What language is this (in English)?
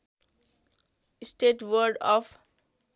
Nepali